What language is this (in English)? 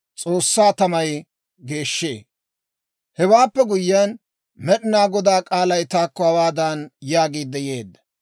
Dawro